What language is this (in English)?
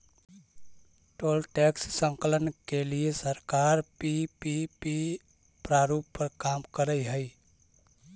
Magahi